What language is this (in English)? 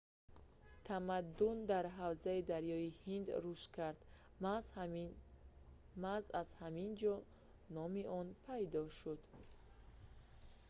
Tajik